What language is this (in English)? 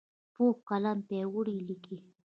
Pashto